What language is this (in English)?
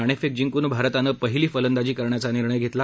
Marathi